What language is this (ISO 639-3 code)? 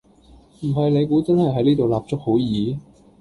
yue